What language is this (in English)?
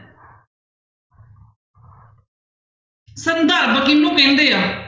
Punjabi